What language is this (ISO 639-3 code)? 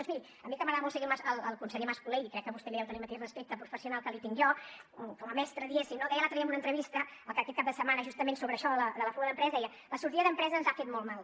cat